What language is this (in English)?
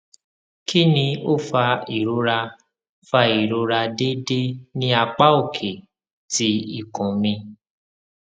Yoruba